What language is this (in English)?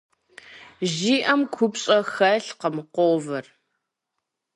Kabardian